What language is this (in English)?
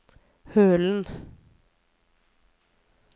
Norwegian